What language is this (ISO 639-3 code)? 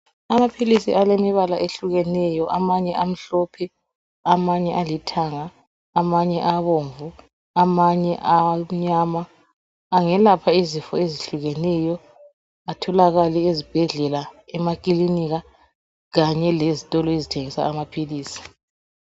nde